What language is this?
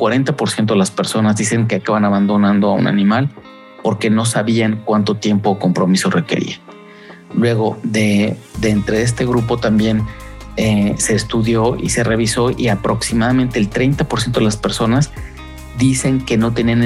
Spanish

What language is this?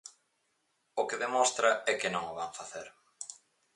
Galician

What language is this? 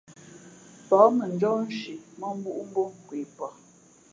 Fe'fe'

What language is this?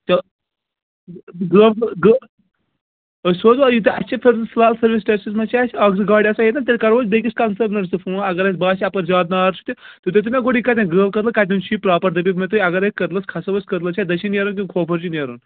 Kashmiri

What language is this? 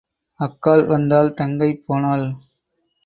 Tamil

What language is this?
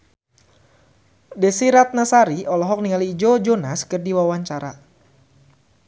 Sundanese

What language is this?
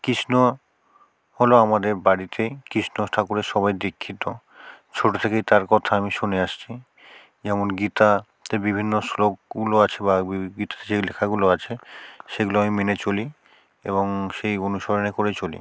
Bangla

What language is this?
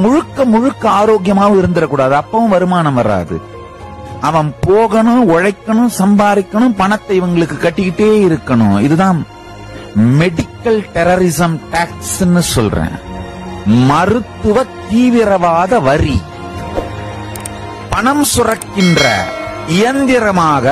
Arabic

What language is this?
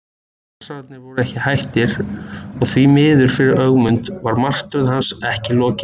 Icelandic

